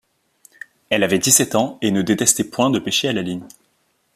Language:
French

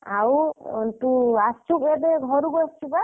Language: Odia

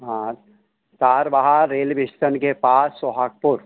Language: Hindi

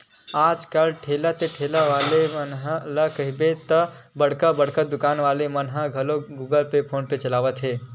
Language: Chhattisgarhi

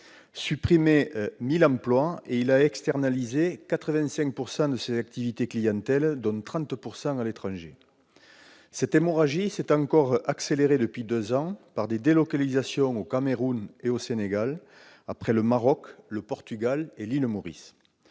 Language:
French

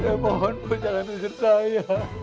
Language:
Indonesian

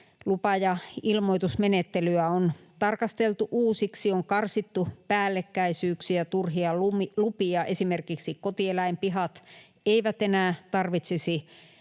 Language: Finnish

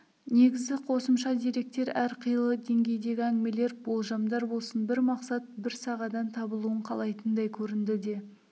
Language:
Kazakh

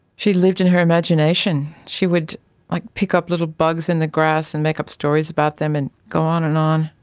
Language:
English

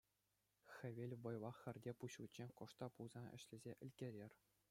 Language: Chuvash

